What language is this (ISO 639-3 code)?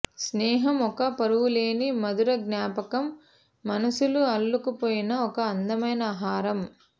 tel